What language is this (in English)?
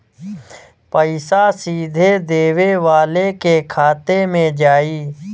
Bhojpuri